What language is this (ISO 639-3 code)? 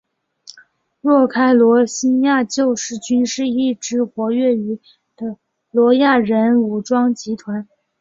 zho